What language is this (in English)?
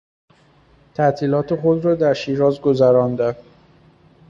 Persian